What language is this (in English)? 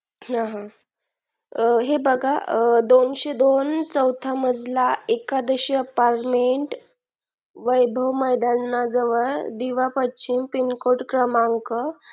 Marathi